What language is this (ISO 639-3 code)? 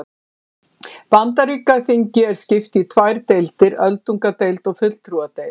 isl